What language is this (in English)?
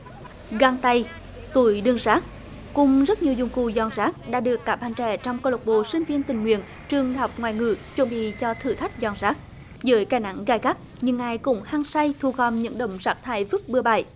Vietnamese